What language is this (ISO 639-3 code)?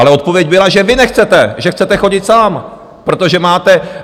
ces